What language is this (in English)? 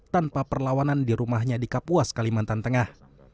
Indonesian